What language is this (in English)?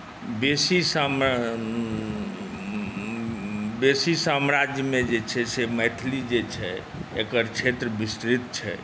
Maithili